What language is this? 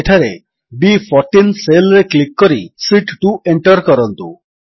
Odia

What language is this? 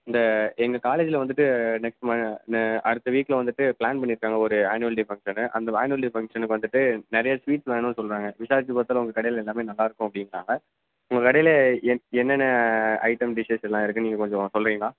Tamil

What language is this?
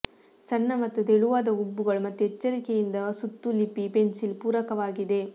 Kannada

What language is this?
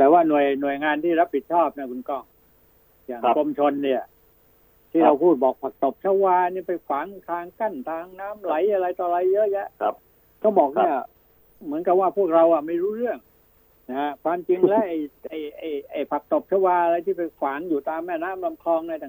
Thai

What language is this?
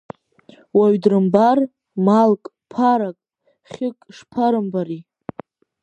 Abkhazian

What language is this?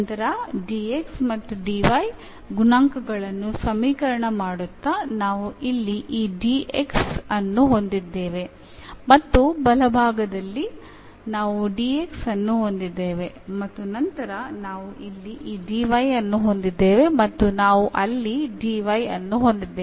Kannada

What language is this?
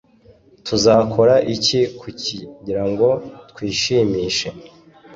Kinyarwanda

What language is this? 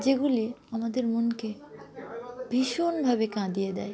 Bangla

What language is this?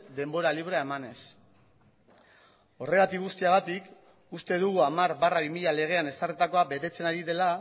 Basque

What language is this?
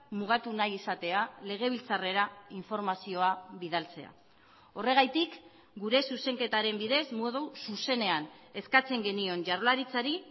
Basque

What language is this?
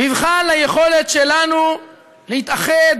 Hebrew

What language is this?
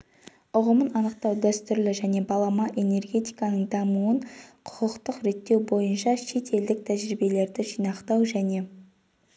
Kazakh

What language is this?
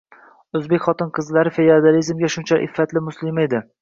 Uzbek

